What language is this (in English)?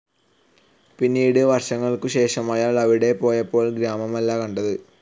Malayalam